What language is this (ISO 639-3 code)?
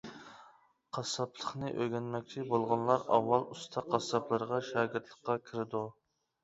uig